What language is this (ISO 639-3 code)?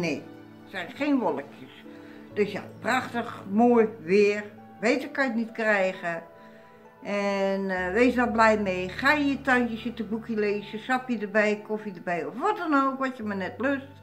nld